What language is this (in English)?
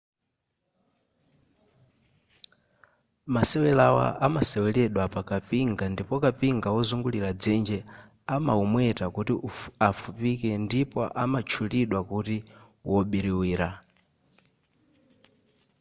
Nyanja